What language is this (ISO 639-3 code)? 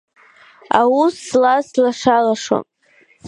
abk